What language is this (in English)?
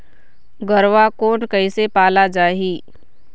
Chhattisgarhi